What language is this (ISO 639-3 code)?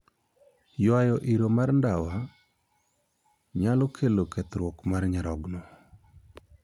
luo